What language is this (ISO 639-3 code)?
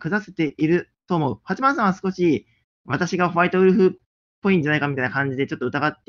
jpn